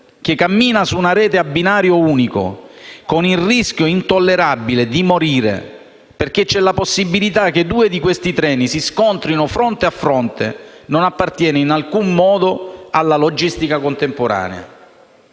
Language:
Italian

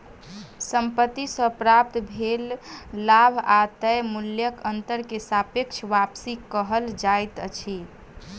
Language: Maithili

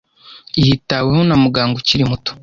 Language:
Kinyarwanda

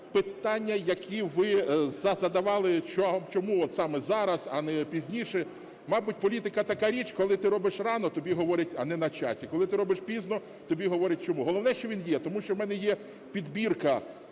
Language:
Ukrainian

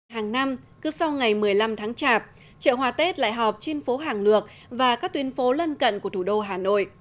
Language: Vietnamese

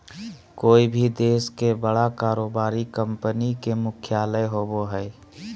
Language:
Magahi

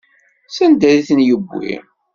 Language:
Kabyle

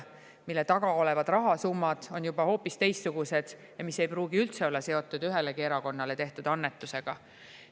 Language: Estonian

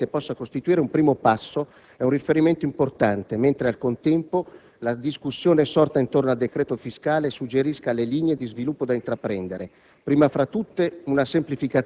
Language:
Italian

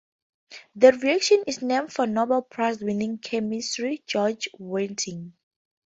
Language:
English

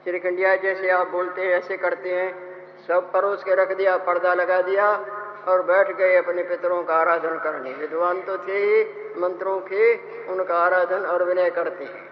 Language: Hindi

